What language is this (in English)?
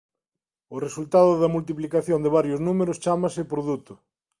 Galician